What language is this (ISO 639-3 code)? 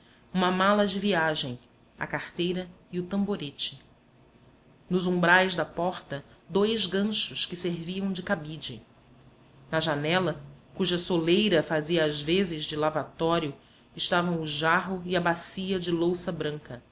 por